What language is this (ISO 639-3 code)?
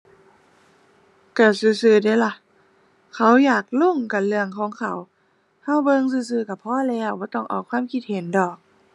tha